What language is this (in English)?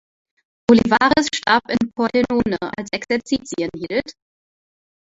German